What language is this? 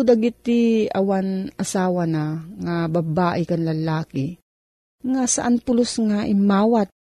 Filipino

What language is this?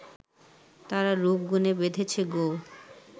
Bangla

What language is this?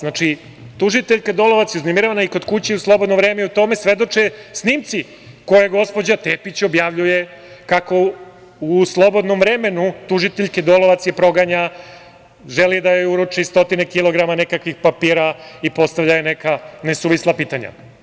Serbian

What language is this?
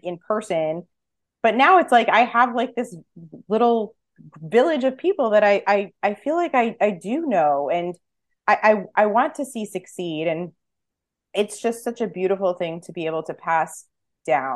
English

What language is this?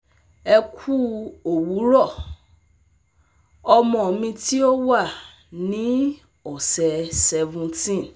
Yoruba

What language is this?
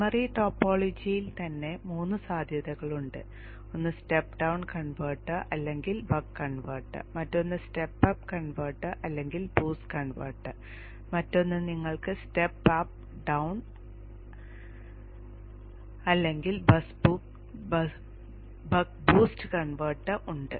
Malayalam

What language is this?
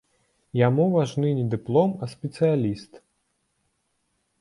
Belarusian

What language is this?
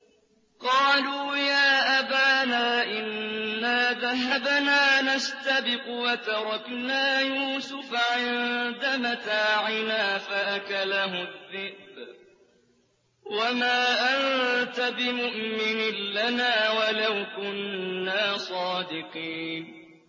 Arabic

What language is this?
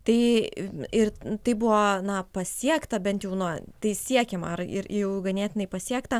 Lithuanian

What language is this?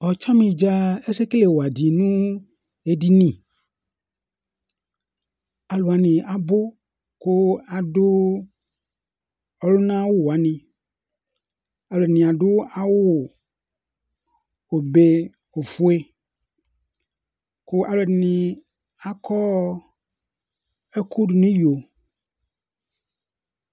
Ikposo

